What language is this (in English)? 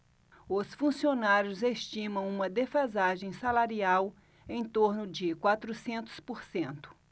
Portuguese